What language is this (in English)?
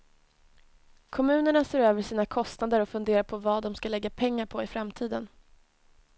Swedish